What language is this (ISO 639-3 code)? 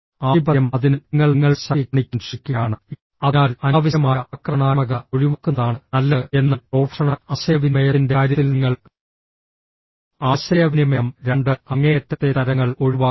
mal